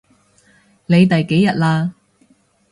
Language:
Cantonese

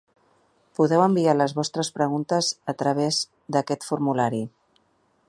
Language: Catalan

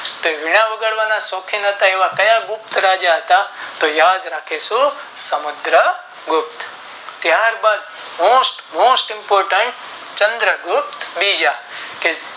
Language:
Gujarati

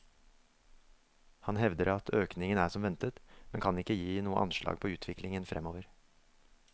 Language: Norwegian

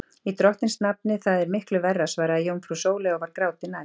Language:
Icelandic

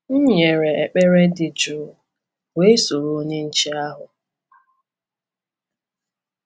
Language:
Igbo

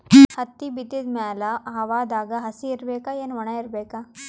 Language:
Kannada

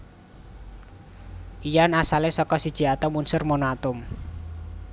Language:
Javanese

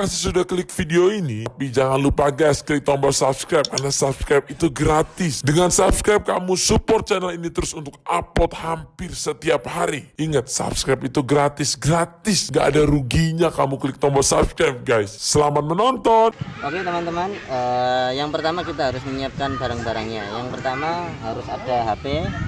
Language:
Indonesian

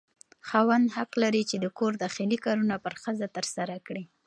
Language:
Pashto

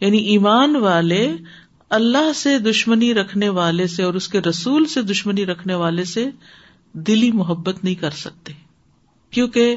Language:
Urdu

